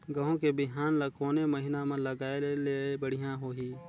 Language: Chhattisgarhi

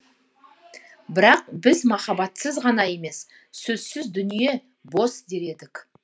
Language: Kazakh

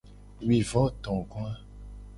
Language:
Gen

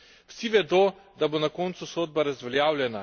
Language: Slovenian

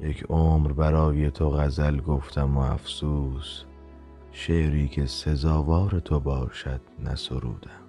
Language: Persian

